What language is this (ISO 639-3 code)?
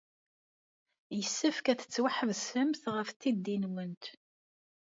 kab